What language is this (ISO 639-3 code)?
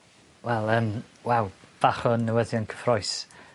cym